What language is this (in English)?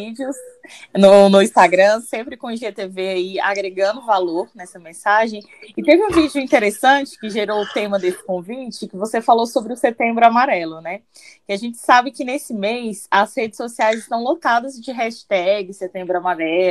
Portuguese